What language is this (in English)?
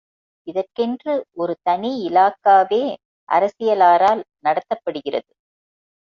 Tamil